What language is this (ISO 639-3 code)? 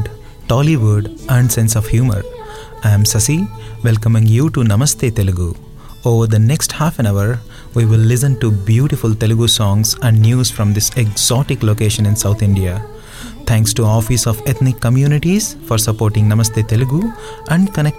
tel